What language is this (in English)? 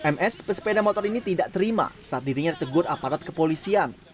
Indonesian